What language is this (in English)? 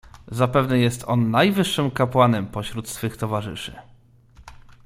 Polish